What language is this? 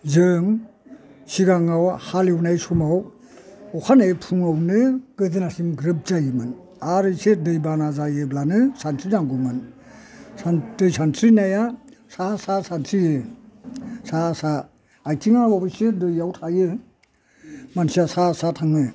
Bodo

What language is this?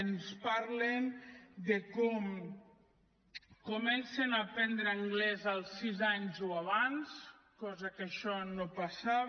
Catalan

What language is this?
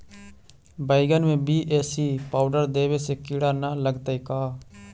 Magahi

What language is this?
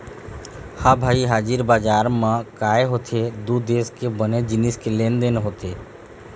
Chhattisgarhi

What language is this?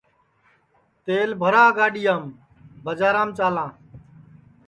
Sansi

